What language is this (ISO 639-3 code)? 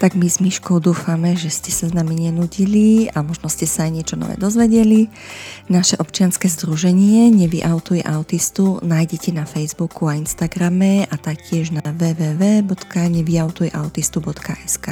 slk